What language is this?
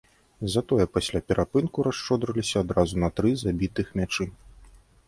Belarusian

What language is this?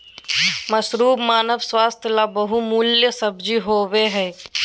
Magahi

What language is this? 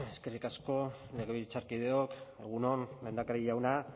Basque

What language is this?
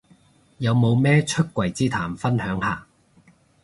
Cantonese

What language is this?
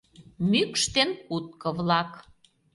Mari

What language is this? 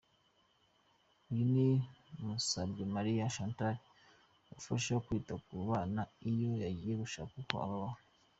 Kinyarwanda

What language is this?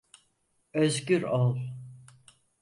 Turkish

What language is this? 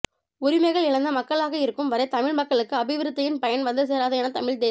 Tamil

